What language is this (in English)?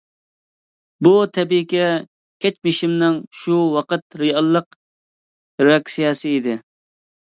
Uyghur